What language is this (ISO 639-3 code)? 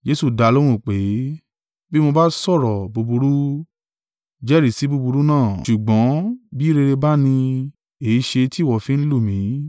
yor